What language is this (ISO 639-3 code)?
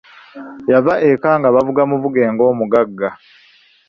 lug